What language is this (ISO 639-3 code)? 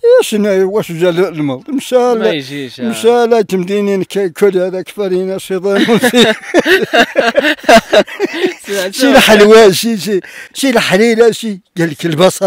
ara